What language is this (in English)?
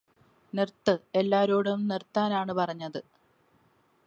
Malayalam